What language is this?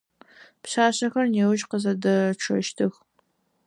Adyghe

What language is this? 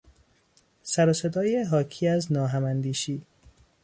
Persian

